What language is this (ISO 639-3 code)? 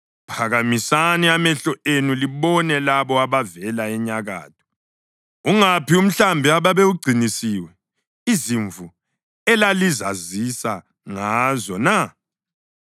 nde